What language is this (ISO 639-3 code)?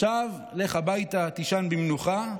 heb